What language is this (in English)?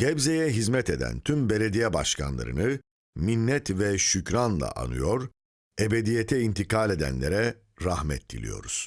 Turkish